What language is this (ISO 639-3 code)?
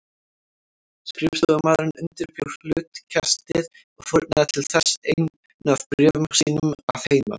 isl